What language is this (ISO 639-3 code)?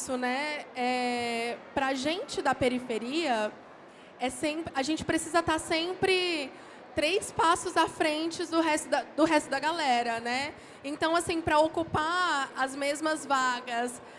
por